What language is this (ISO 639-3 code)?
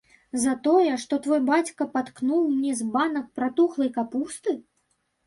bel